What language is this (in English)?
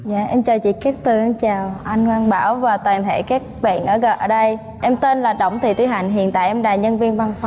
Vietnamese